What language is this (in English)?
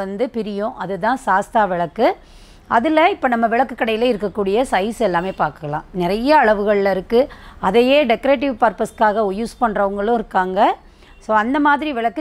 Korean